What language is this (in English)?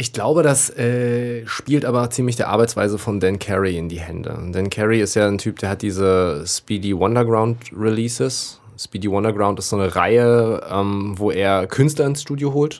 German